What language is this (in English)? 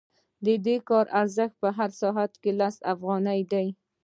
Pashto